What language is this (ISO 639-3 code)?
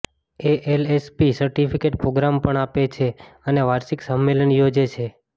guj